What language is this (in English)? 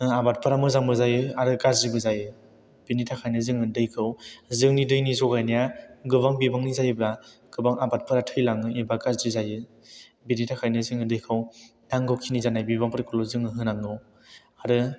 Bodo